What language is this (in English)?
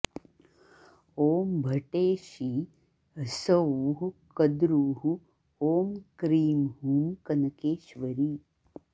Sanskrit